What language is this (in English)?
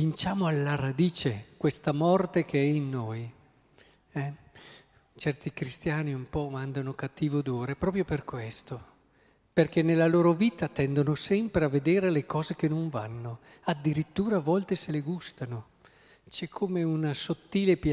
Italian